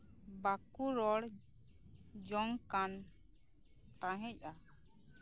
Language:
Santali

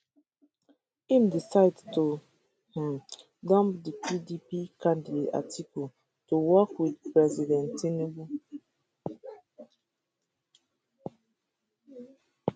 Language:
Nigerian Pidgin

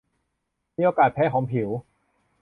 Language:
Thai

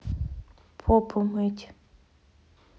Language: Russian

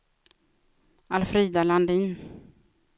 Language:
Swedish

